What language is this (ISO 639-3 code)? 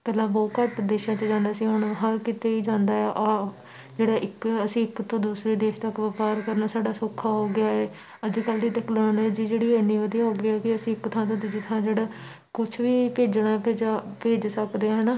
pan